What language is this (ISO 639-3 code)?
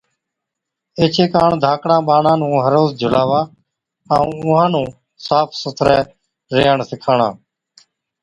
odk